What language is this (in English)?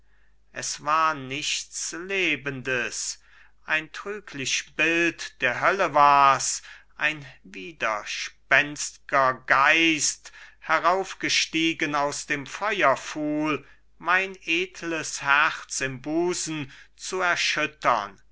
German